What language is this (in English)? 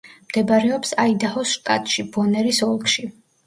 Georgian